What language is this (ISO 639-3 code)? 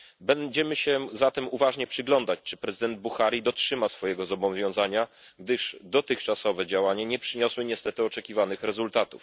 pol